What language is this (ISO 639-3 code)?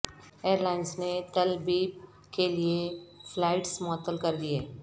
urd